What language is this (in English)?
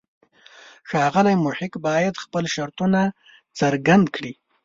Pashto